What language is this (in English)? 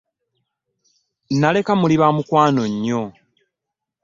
Ganda